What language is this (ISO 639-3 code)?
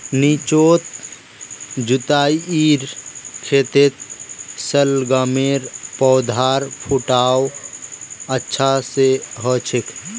mag